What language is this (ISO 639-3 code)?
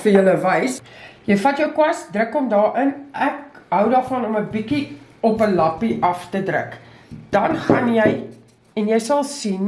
nld